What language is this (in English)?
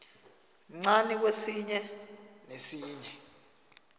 South Ndebele